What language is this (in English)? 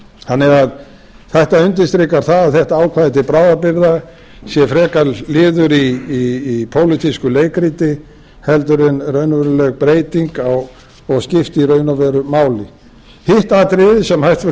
Icelandic